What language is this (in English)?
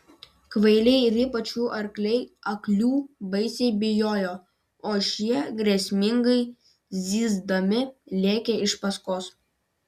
Lithuanian